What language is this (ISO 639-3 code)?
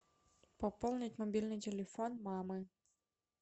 rus